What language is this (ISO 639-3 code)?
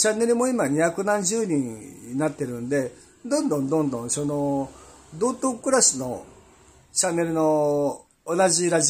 jpn